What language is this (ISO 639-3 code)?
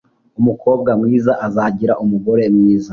kin